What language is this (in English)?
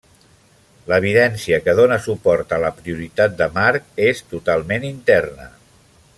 Catalan